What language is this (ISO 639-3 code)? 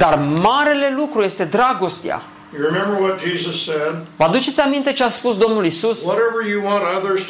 ron